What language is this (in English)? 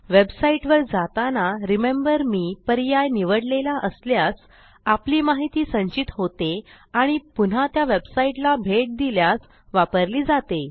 Marathi